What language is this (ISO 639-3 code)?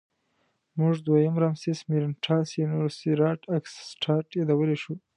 pus